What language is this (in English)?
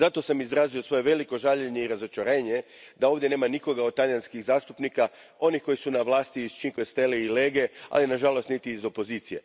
Croatian